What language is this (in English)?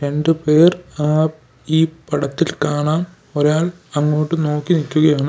Malayalam